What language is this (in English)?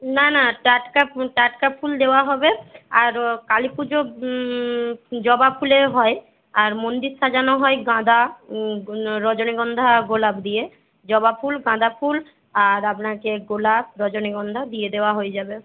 Bangla